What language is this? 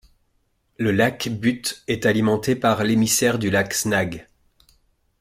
French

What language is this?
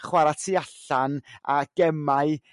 Welsh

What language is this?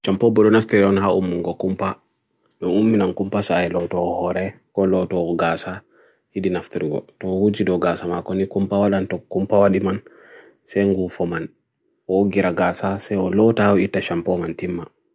Bagirmi Fulfulde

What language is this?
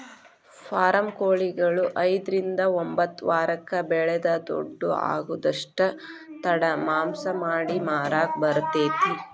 Kannada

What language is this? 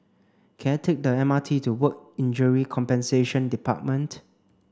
English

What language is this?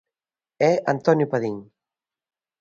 Galician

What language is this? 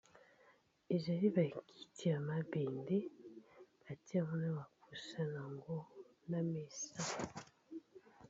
Lingala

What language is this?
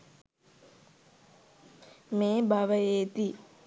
Sinhala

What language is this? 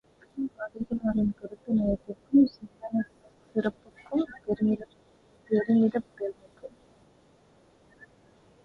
Tamil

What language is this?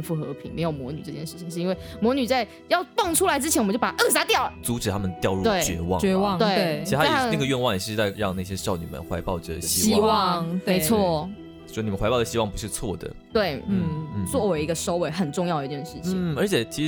Chinese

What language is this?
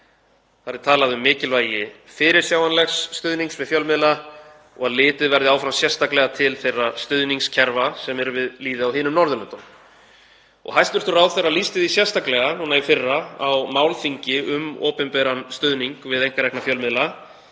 Icelandic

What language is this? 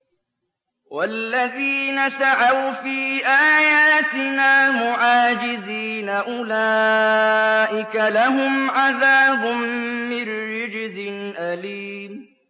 Arabic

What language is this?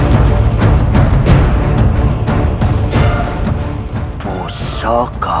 Indonesian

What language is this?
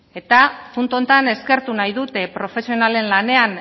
Basque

